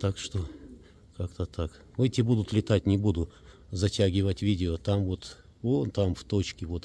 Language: Russian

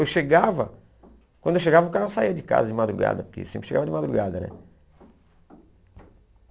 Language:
Portuguese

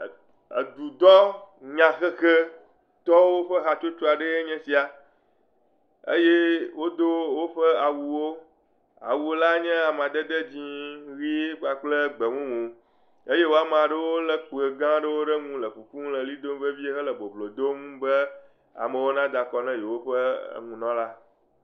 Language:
Ewe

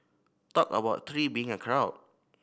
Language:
English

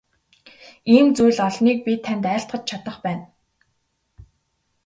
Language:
Mongolian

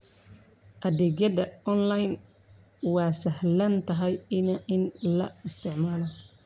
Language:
Somali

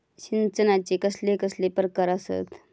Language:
Marathi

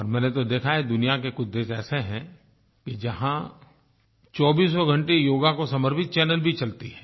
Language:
Hindi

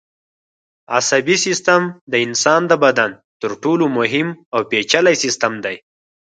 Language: Pashto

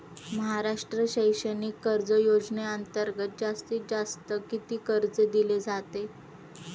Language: Marathi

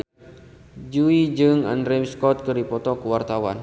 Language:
Sundanese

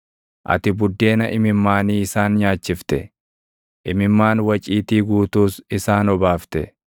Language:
Oromo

